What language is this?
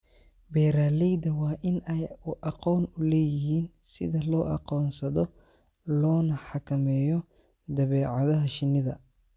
Somali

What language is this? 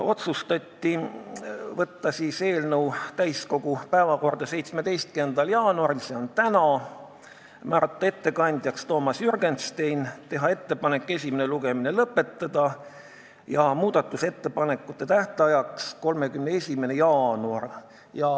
Estonian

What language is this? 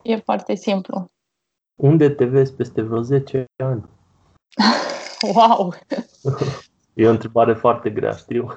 Romanian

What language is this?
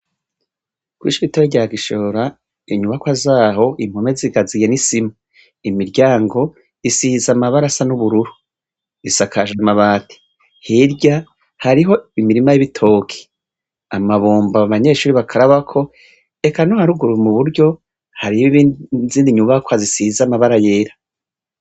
Rundi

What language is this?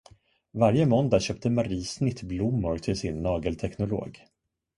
Swedish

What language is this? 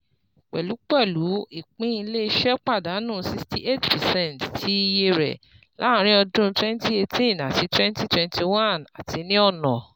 Yoruba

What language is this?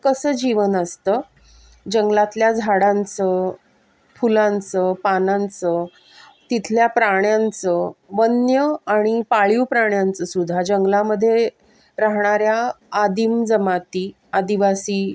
Marathi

